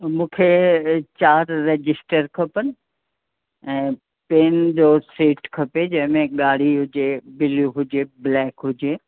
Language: Sindhi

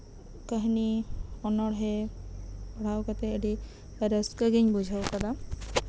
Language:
Santali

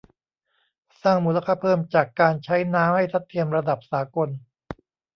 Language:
Thai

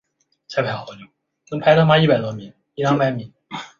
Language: Chinese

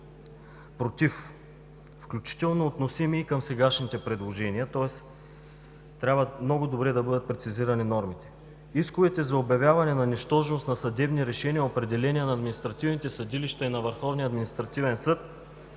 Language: Bulgarian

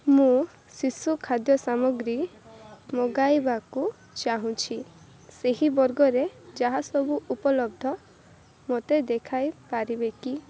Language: Odia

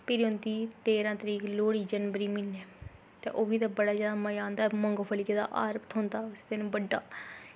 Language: Dogri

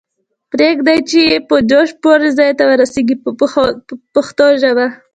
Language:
Pashto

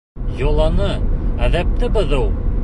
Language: Bashkir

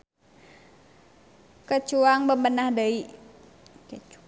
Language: Sundanese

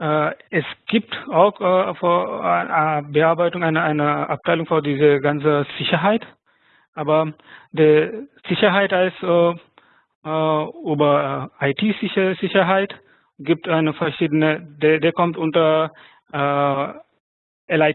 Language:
German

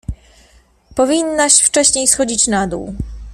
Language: Polish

